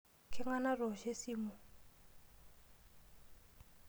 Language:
Masai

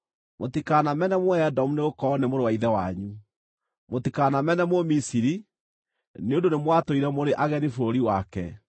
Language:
Kikuyu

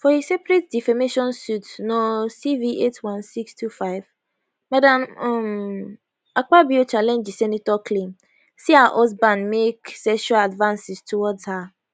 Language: Nigerian Pidgin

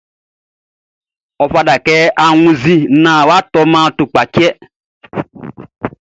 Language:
Baoulé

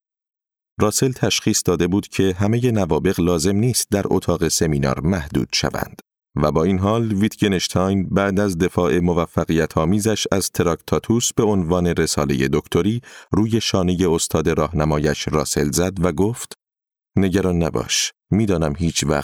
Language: Persian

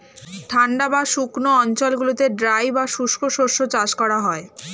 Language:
Bangla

